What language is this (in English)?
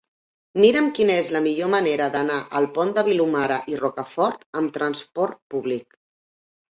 Catalan